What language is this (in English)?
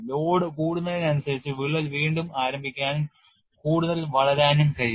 Malayalam